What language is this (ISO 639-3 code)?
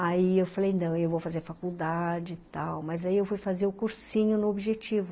por